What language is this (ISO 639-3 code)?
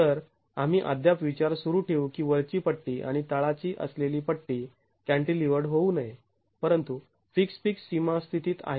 mar